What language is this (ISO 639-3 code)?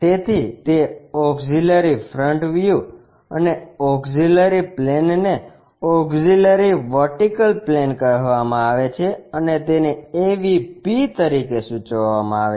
guj